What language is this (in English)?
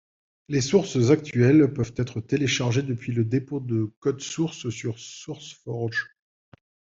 French